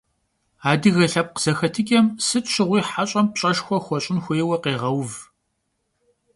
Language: Kabardian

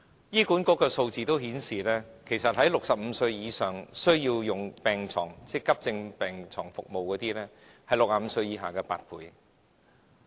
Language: Cantonese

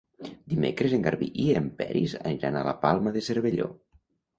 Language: Catalan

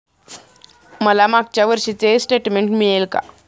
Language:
Marathi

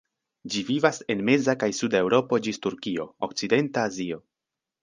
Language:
Esperanto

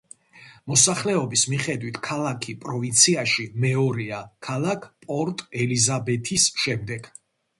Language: Georgian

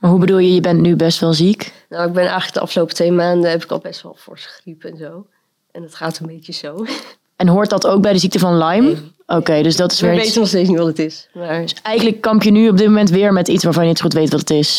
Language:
Dutch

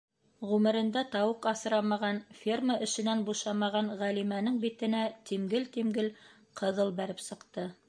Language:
Bashkir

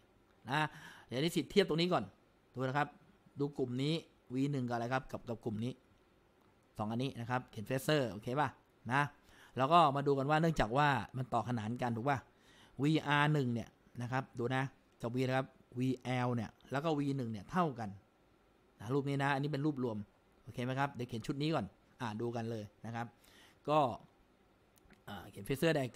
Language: Thai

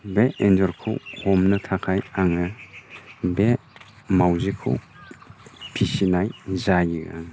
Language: Bodo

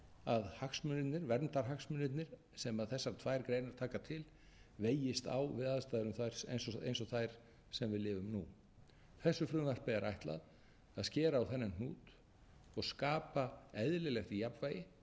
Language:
Icelandic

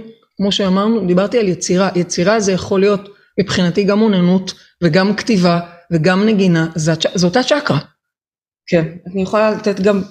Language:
Hebrew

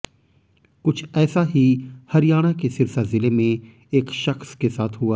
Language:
Hindi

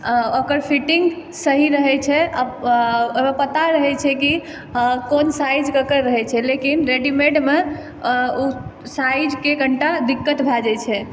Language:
Maithili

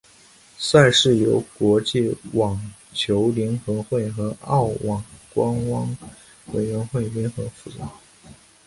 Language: Chinese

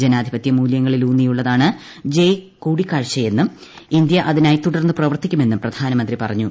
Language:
Malayalam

